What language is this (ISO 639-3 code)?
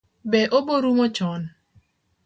luo